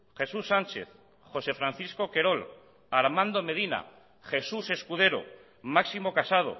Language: Basque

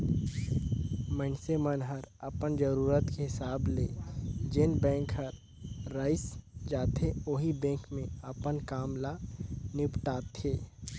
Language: Chhattisgarhi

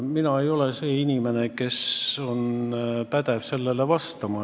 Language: Estonian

